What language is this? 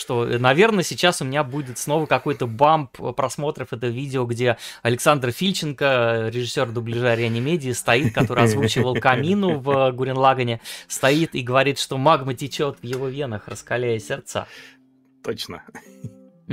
Russian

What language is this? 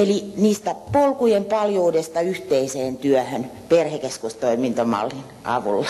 Finnish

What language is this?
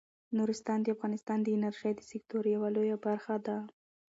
Pashto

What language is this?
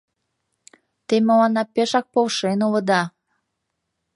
Mari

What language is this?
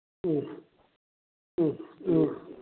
Manipuri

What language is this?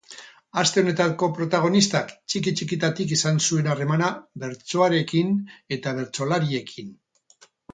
Basque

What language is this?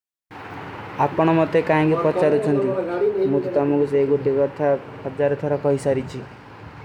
Kui (India)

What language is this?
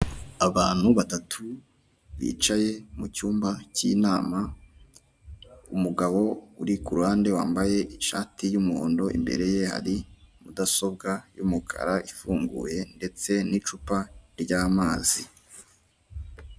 Kinyarwanda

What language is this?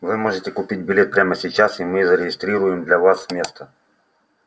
Russian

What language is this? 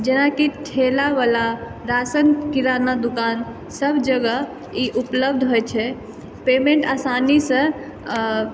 Maithili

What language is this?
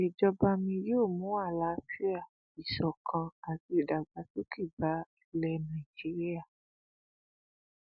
Yoruba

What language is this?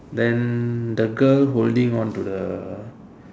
English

